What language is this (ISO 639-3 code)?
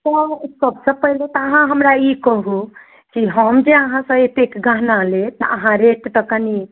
mai